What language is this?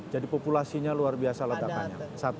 Indonesian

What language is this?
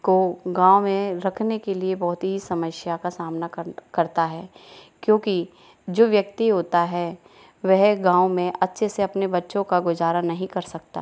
Hindi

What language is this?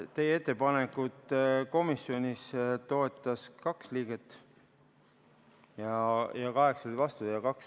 Estonian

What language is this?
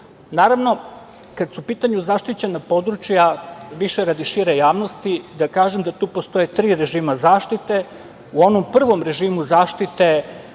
Serbian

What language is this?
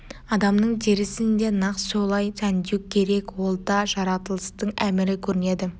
Kazakh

